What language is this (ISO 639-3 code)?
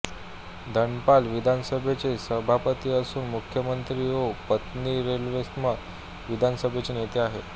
mar